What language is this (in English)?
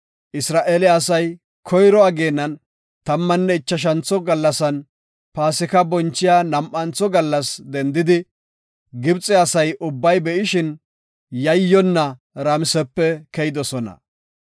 Gofa